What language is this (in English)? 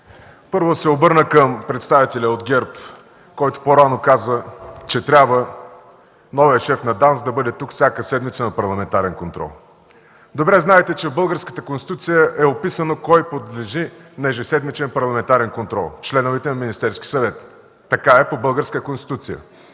Bulgarian